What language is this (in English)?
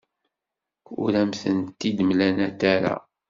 Kabyle